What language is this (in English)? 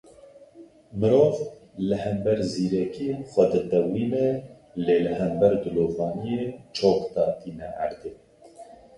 Kurdish